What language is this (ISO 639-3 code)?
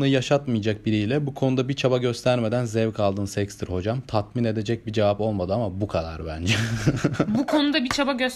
tur